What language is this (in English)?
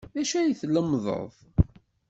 Kabyle